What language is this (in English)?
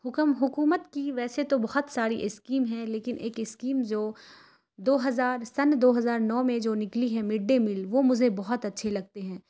Urdu